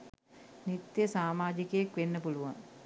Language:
Sinhala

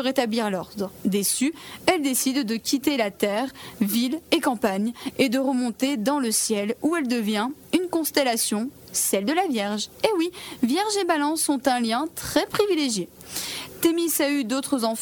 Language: French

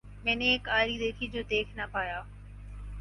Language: Urdu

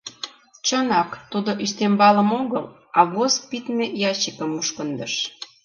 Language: Mari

